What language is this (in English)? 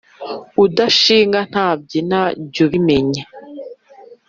Kinyarwanda